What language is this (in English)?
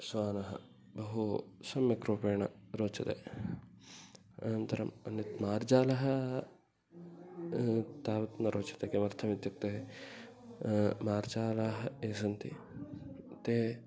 Sanskrit